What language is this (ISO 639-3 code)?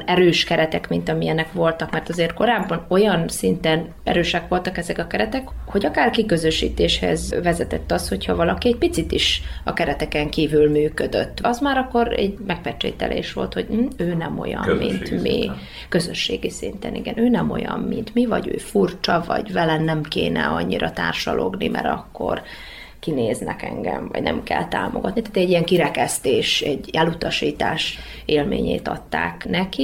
hun